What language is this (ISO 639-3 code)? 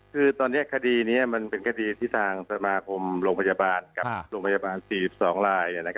tha